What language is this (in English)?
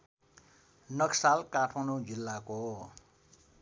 Nepali